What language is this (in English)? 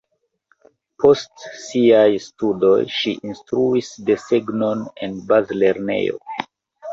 Esperanto